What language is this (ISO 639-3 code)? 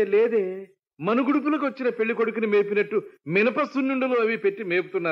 tel